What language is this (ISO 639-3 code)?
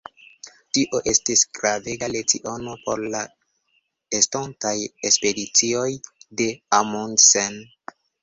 epo